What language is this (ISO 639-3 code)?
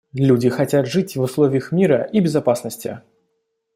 rus